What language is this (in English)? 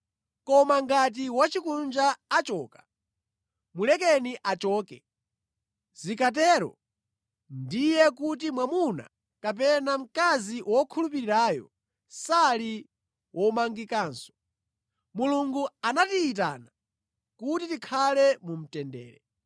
Nyanja